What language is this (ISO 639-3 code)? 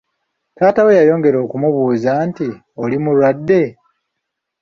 lug